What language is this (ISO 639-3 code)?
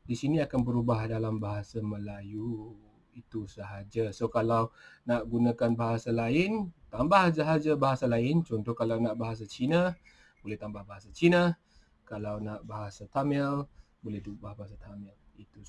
msa